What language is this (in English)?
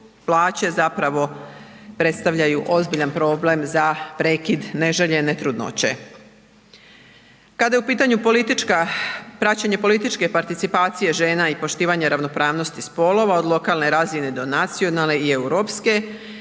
Croatian